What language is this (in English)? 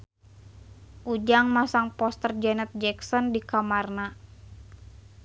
Sundanese